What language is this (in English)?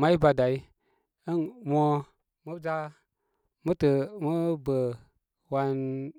Koma